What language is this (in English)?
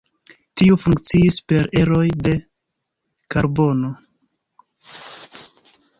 Esperanto